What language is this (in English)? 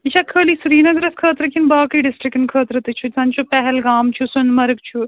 Kashmiri